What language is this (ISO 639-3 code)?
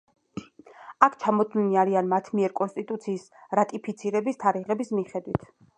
kat